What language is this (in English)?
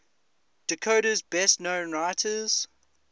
English